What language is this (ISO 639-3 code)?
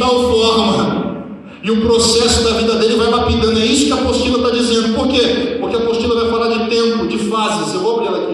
por